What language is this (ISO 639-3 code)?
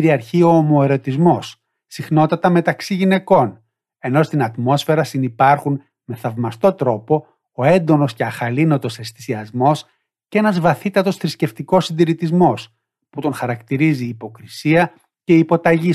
ell